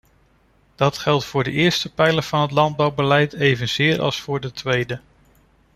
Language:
Dutch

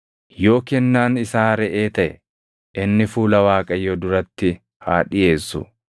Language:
Oromo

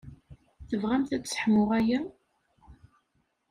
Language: Kabyle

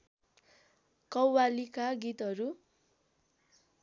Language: Nepali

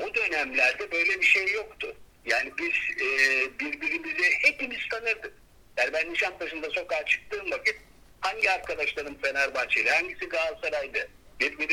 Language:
Turkish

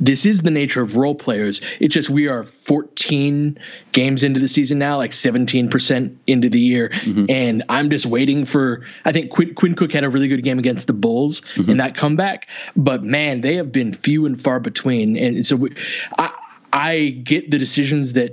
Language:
English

